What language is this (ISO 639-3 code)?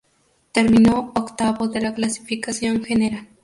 spa